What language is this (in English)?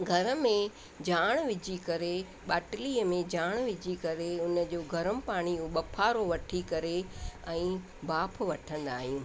Sindhi